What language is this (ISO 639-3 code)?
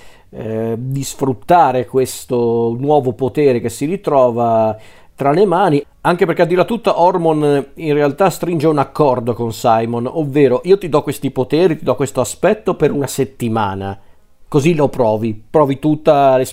ita